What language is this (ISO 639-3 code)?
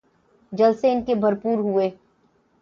urd